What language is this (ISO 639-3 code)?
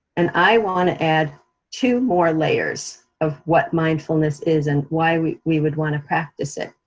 eng